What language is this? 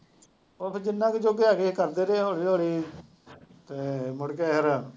Punjabi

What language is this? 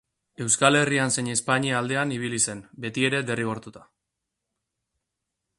Basque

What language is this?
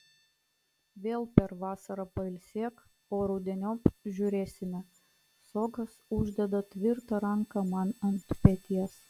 Lithuanian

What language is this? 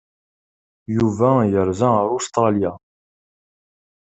Kabyle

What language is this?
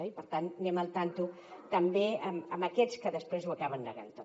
Catalan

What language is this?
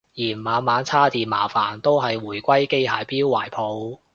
Cantonese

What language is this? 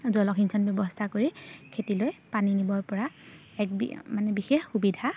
Assamese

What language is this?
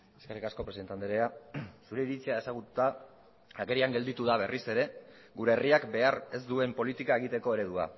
Basque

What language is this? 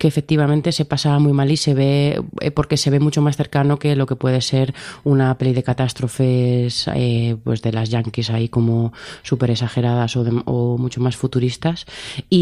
Spanish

